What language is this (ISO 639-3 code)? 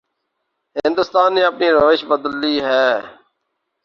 urd